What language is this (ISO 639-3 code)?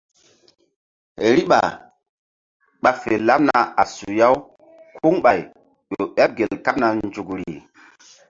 mdd